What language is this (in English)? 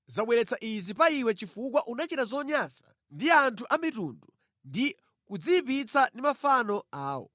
Nyanja